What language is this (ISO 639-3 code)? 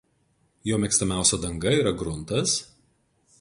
lit